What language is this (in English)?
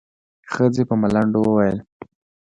Pashto